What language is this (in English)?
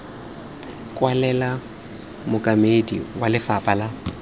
Tswana